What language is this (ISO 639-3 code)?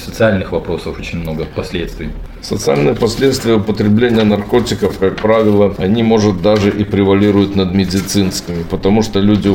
rus